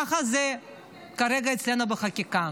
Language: Hebrew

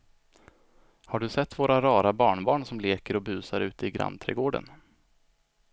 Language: Swedish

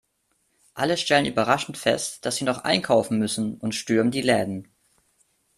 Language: German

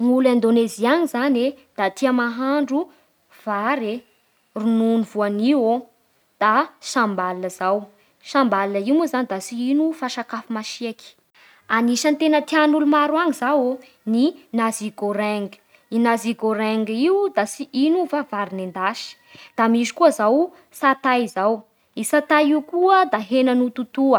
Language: Bara Malagasy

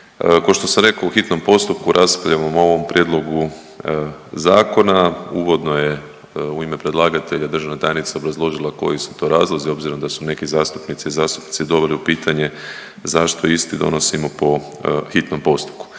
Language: Croatian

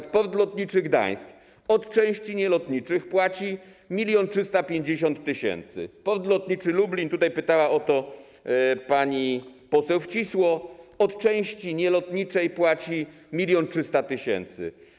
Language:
Polish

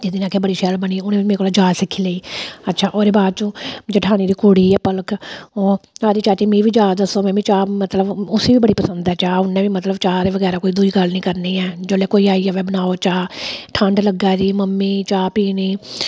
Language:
Dogri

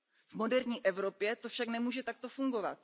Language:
Czech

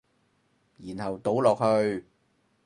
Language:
Cantonese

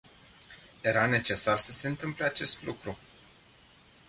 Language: Romanian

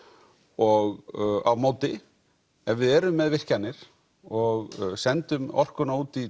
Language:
Icelandic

